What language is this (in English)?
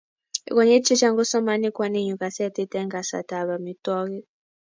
Kalenjin